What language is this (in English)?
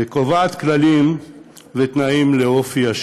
Hebrew